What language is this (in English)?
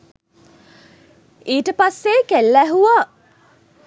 Sinhala